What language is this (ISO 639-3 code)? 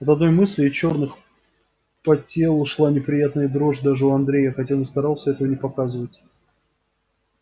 rus